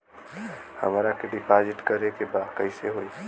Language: Bhojpuri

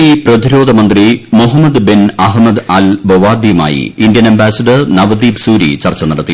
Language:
Malayalam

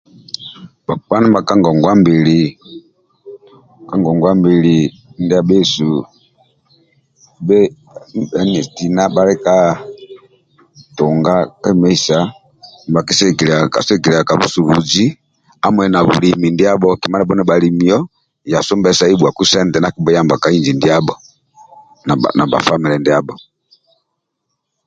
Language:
Amba (Uganda)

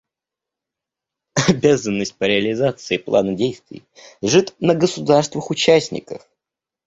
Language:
Russian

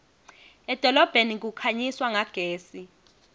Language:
Swati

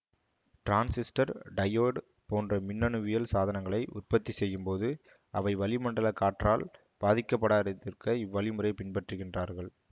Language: Tamil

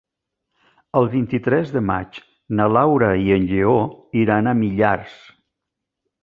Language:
Catalan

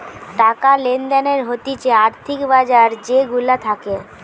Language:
Bangla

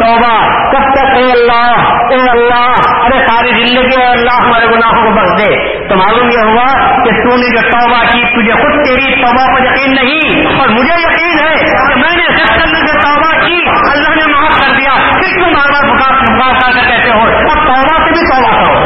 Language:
Urdu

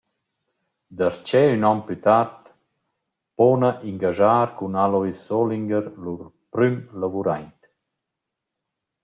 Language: Romansh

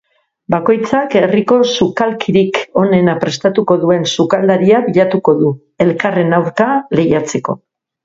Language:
Basque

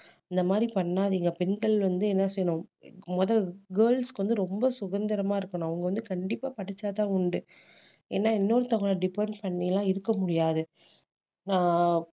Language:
Tamil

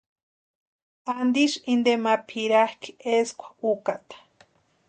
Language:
Western Highland Purepecha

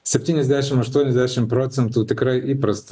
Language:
Lithuanian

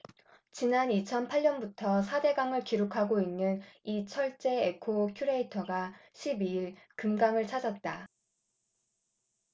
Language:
Korean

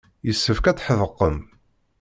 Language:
Kabyle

